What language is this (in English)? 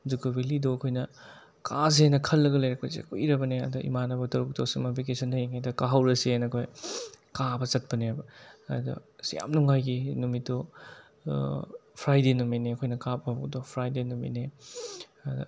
Manipuri